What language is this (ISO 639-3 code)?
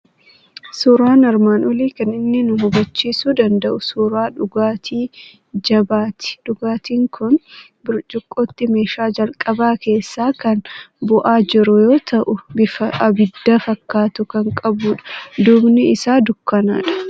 orm